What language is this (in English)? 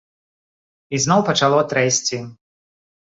Belarusian